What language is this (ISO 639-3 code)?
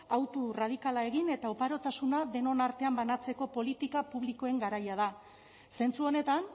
eus